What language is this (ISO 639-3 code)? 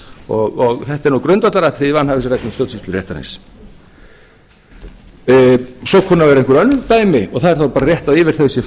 isl